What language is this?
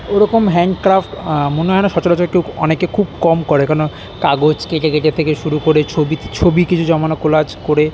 Bangla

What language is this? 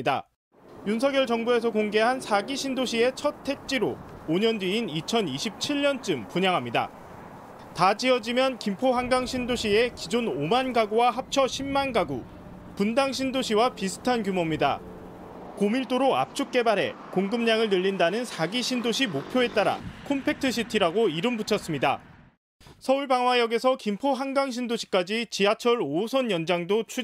Korean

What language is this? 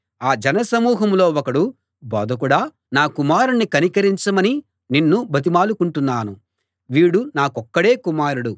Telugu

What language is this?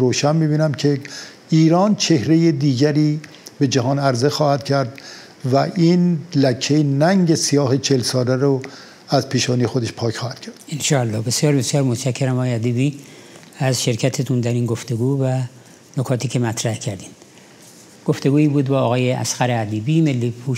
Persian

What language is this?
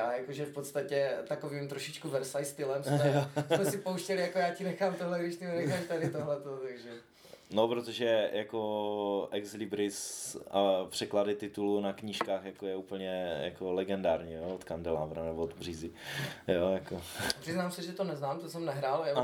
Czech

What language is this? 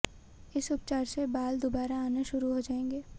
Hindi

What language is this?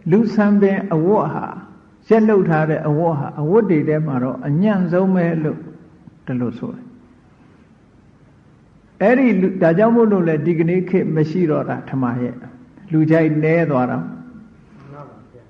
Burmese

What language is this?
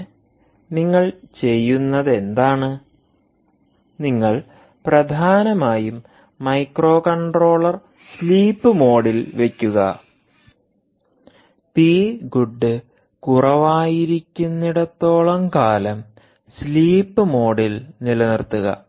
Malayalam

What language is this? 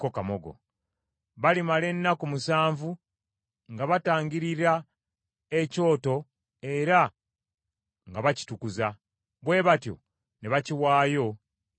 Ganda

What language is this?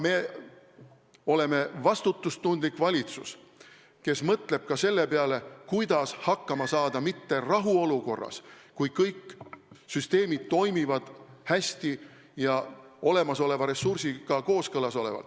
Estonian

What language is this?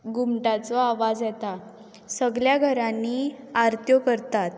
Konkani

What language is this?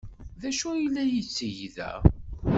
Kabyle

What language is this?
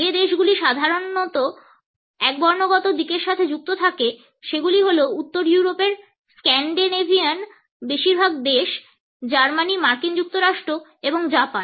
Bangla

